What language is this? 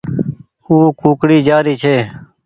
Goaria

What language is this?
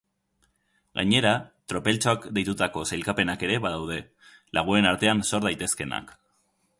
Basque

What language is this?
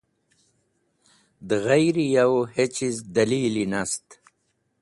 Wakhi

